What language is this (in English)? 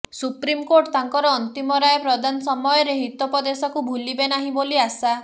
Odia